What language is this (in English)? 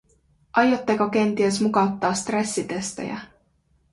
Finnish